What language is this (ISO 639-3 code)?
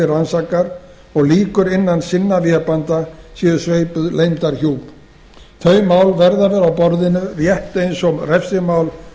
isl